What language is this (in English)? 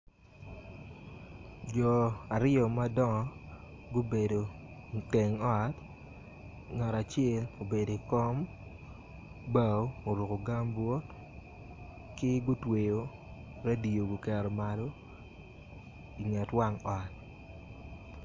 Acoli